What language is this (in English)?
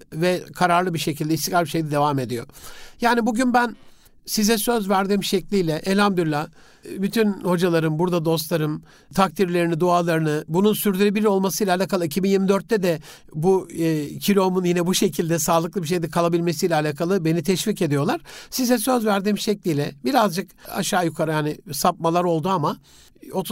Turkish